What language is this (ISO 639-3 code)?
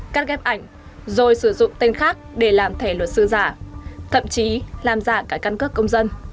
vie